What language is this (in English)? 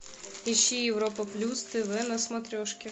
Russian